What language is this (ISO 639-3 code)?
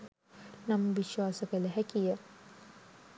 sin